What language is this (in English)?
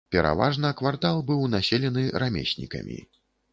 Belarusian